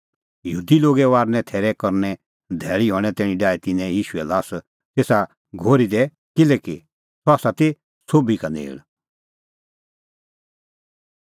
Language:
Kullu Pahari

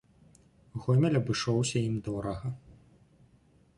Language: Belarusian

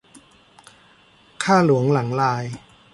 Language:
Thai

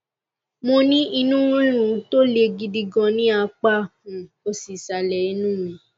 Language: Yoruba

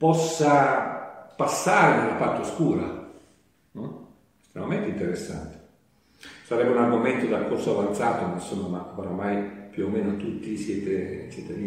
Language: Italian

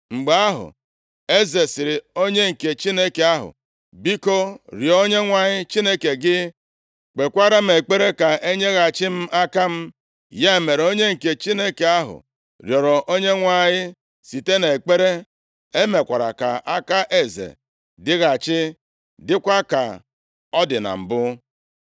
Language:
Igbo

